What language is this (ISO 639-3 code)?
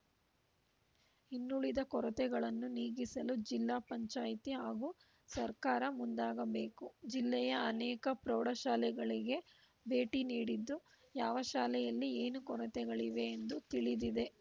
kan